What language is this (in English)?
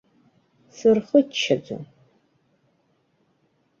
Abkhazian